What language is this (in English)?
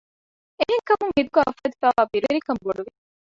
Divehi